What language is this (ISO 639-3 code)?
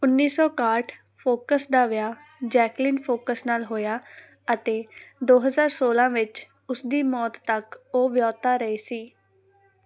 pan